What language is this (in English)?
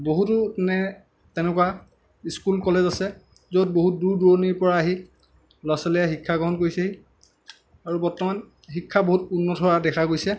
Assamese